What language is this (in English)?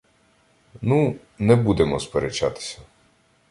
Ukrainian